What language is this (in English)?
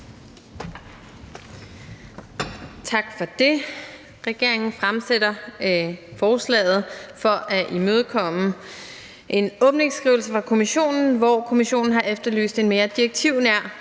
Danish